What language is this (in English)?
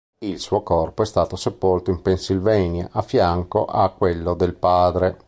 Italian